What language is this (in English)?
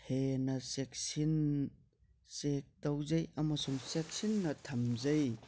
Manipuri